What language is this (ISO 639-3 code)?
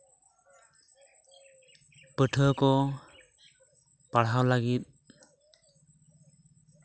sat